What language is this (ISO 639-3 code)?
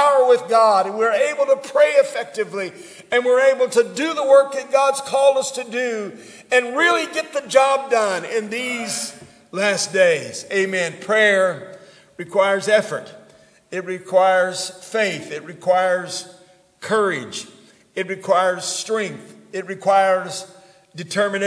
eng